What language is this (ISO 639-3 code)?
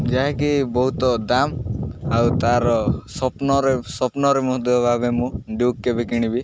ori